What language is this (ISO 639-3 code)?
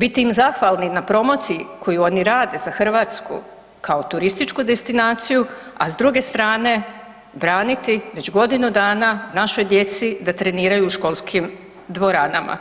hrv